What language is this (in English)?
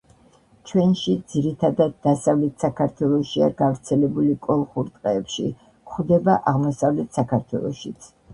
Georgian